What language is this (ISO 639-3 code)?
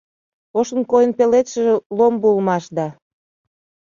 chm